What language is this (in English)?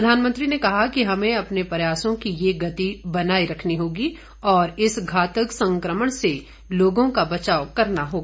Hindi